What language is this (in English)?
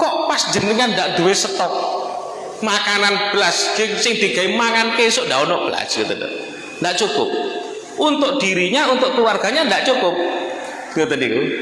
Indonesian